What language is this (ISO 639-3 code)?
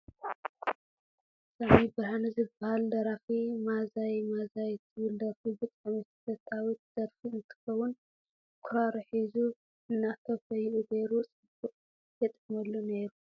tir